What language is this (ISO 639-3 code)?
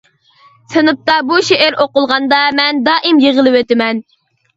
uig